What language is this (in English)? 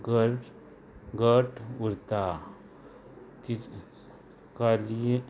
Konkani